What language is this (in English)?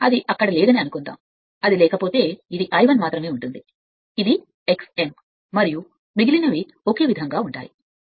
Telugu